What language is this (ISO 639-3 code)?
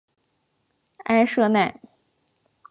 zho